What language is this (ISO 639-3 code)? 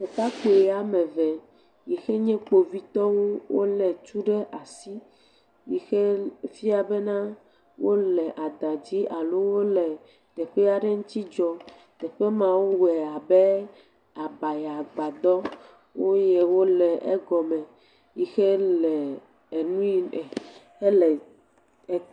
ewe